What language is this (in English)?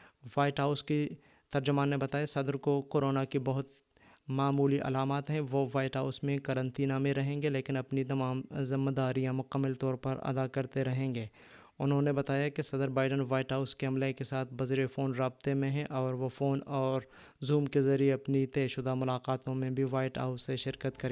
Urdu